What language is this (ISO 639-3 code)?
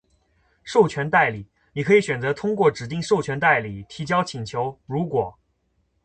zho